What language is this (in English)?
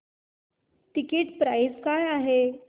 Marathi